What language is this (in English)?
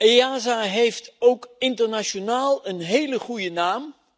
Dutch